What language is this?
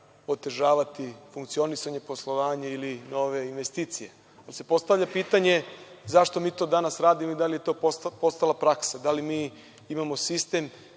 Serbian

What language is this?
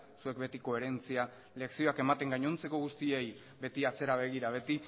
Basque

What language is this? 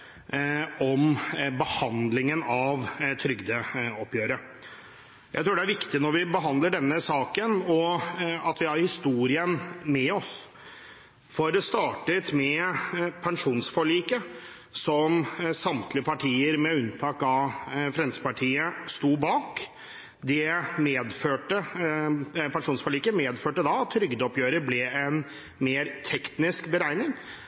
Norwegian Bokmål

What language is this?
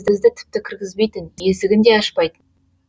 Kazakh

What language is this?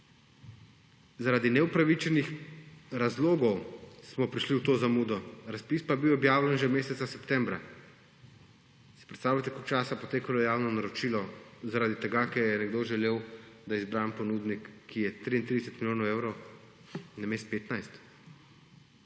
Slovenian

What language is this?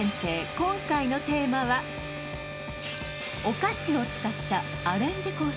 Japanese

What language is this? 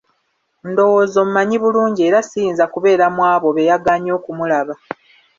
Ganda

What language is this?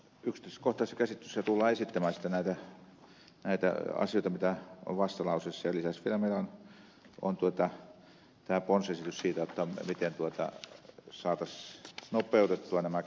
Finnish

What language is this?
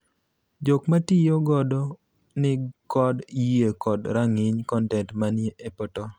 Luo (Kenya and Tanzania)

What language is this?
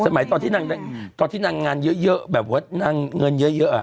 Thai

